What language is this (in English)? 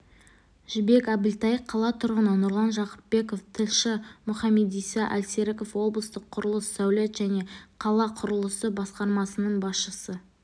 Kazakh